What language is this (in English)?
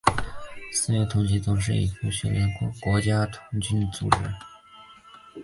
Chinese